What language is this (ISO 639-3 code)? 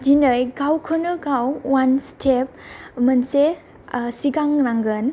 brx